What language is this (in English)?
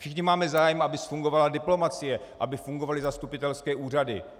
Czech